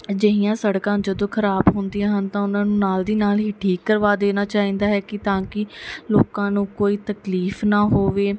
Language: Punjabi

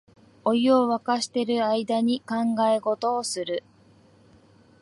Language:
Japanese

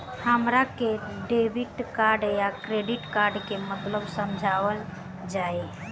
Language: Bhojpuri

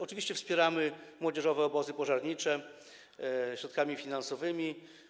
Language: Polish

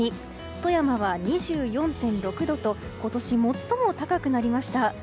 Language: Japanese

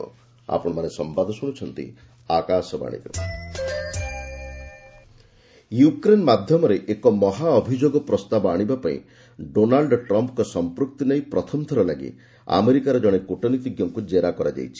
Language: Odia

